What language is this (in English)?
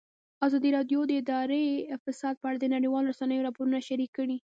Pashto